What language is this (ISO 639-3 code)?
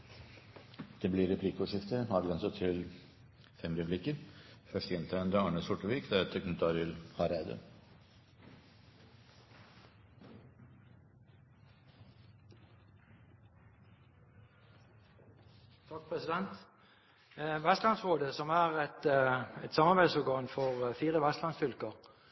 nor